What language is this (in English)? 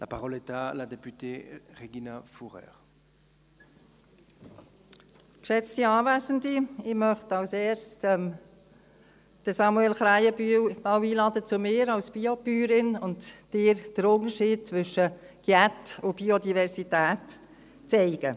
Swiss German